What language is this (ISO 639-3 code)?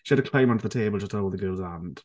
eng